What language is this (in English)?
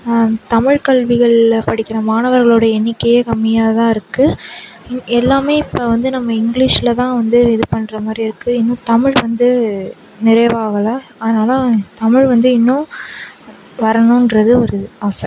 Tamil